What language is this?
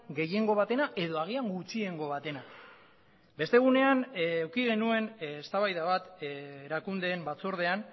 Basque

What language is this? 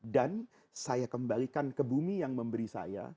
Indonesian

